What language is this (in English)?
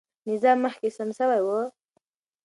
Pashto